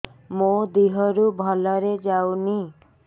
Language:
Odia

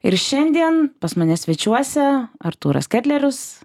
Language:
Lithuanian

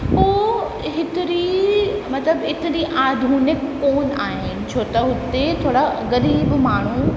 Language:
Sindhi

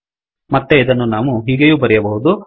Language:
Kannada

